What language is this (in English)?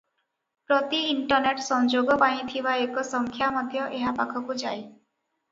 Odia